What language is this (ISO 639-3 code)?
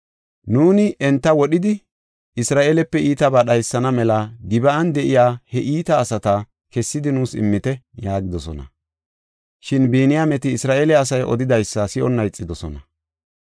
gof